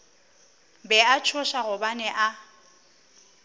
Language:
Northern Sotho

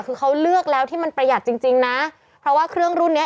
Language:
Thai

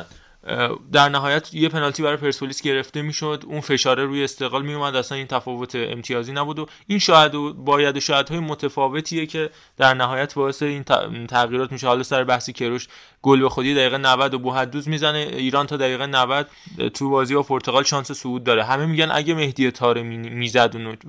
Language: Persian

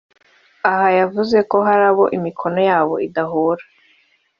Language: Kinyarwanda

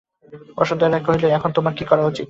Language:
Bangla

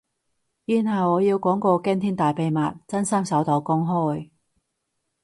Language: Cantonese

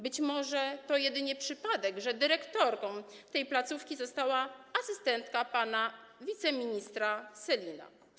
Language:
Polish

